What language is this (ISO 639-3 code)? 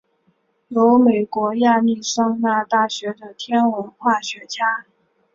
zho